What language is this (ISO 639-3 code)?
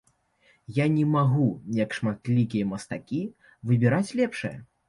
bel